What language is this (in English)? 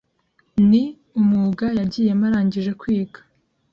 Kinyarwanda